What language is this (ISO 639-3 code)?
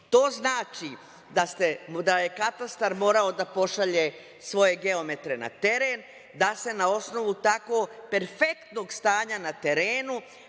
srp